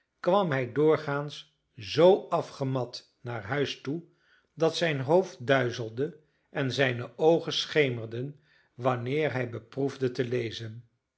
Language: Dutch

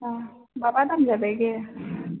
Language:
Maithili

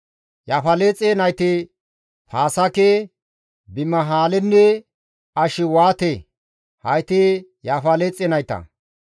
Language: Gamo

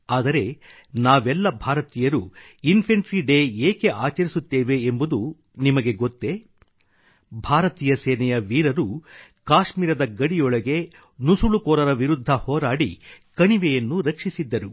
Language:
Kannada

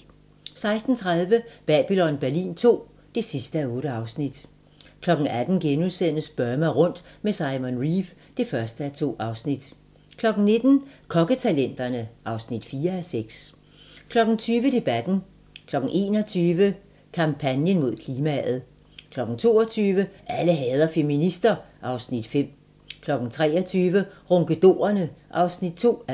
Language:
Danish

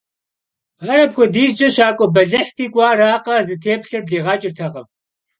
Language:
Kabardian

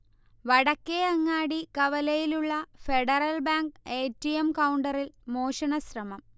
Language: Malayalam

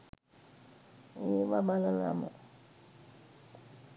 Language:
Sinhala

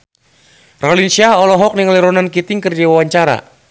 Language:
Sundanese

